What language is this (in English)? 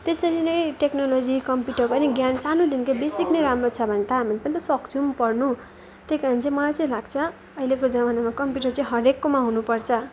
Nepali